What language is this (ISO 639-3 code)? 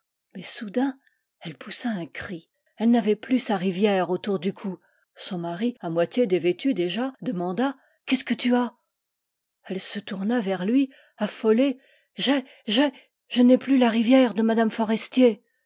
fra